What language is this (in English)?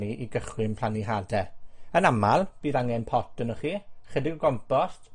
Welsh